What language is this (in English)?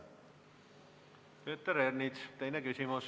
Estonian